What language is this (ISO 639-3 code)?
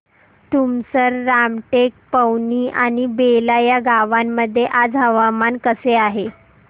mar